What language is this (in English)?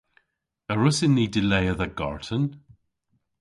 Cornish